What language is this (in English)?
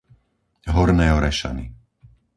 Slovak